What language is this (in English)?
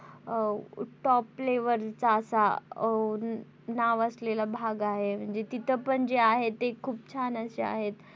Marathi